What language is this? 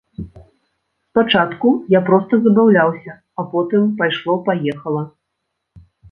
Belarusian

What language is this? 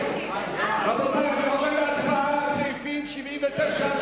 Hebrew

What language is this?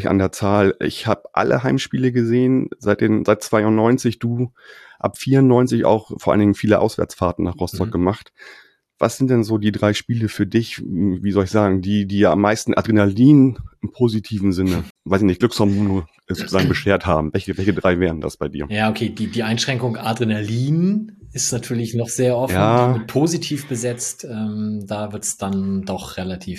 German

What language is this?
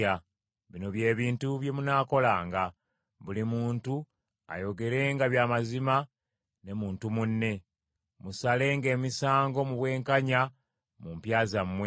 Ganda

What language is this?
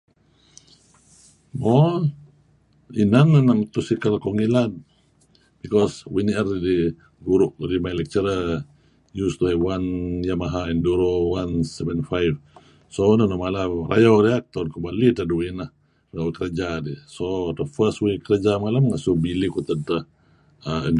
Kelabit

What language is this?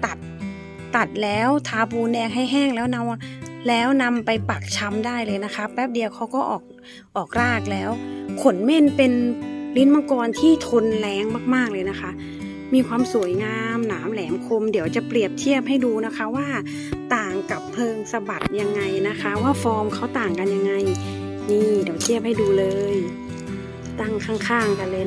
Thai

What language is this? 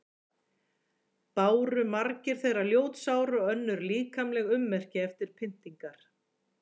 Icelandic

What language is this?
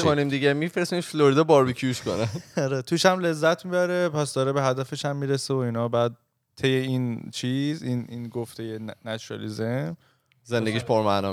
Persian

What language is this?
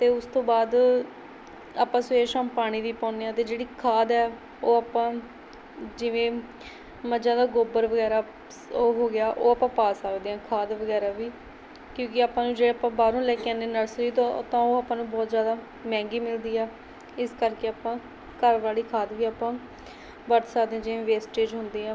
Punjabi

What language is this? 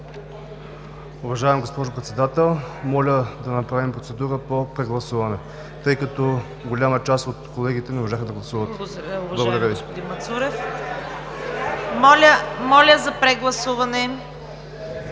Bulgarian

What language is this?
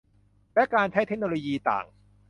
Thai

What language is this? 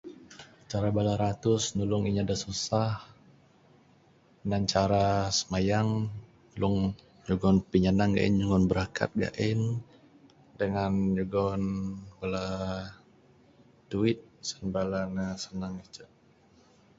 Bukar-Sadung Bidayuh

